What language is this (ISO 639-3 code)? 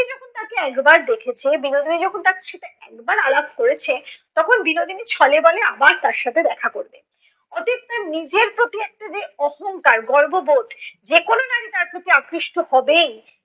ben